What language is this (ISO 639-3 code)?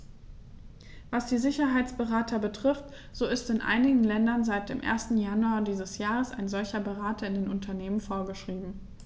deu